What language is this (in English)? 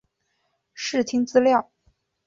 Chinese